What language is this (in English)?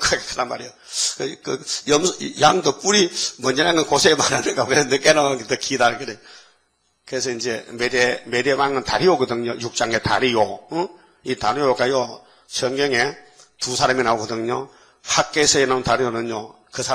Korean